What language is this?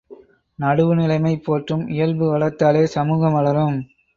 Tamil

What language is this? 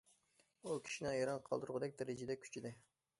Uyghur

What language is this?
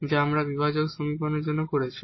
Bangla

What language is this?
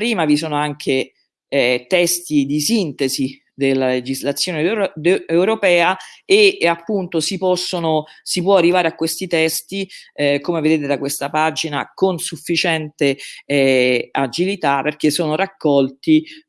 Italian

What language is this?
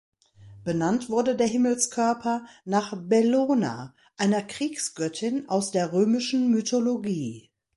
German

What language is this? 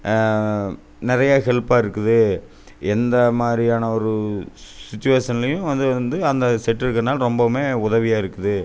Tamil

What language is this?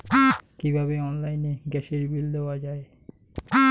Bangla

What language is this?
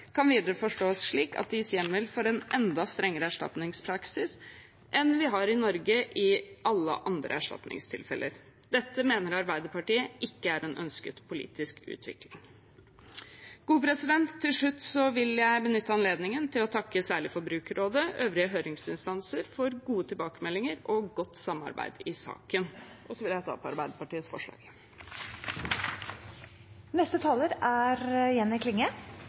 Norwegian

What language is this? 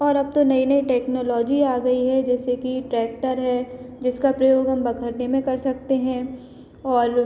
Hindi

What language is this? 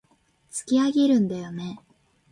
Japanese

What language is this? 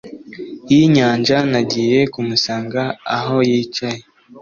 Kinyarwanda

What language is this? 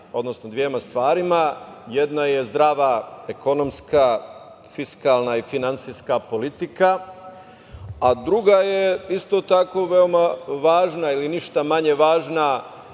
Serbian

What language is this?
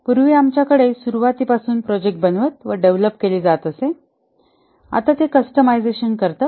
Marathi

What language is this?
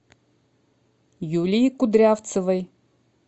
Russian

